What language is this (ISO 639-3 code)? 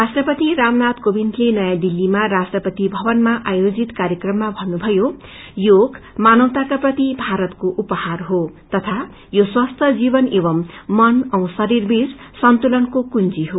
nep